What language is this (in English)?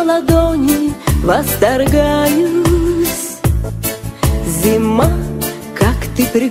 Russian